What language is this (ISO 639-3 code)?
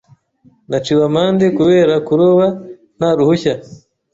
kin